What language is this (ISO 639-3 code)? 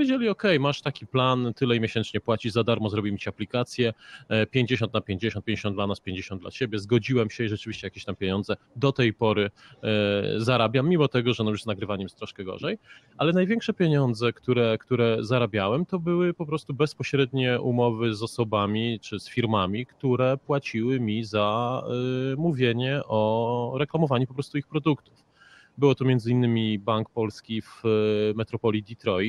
pol